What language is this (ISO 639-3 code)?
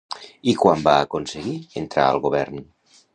cat